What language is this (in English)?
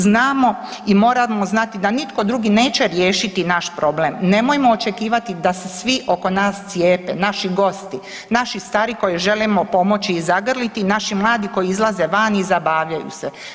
Croatian